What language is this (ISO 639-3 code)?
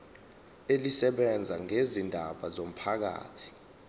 zul